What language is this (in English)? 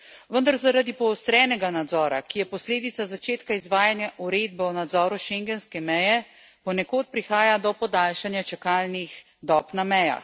Slovenian